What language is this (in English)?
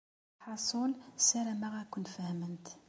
Kabyle